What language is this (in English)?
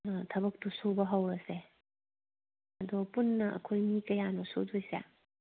Manipuri